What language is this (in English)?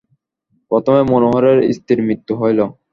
Bangla